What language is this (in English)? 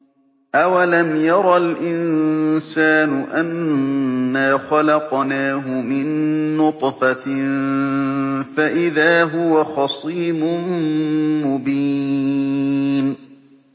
Arabic